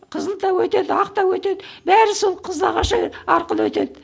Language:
Kazakh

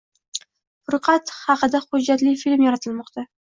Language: Uzbek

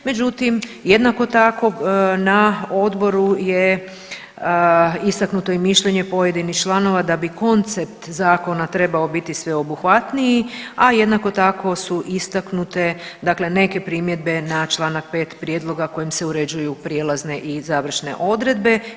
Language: Croatian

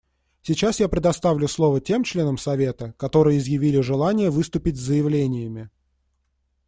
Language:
Russian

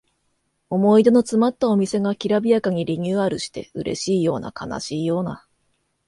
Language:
Japanese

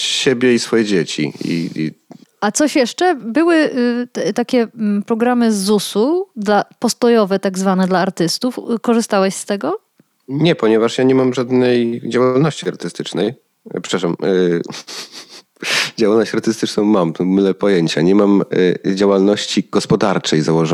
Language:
Polish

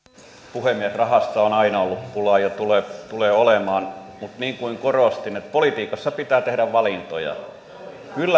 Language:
Finnish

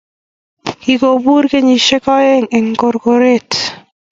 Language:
Kalenjin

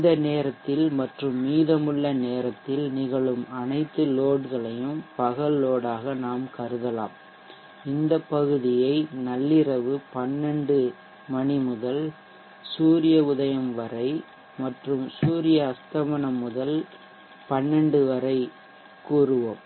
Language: Tamil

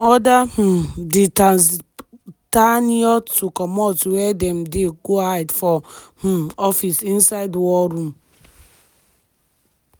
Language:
Nigerian Pidgin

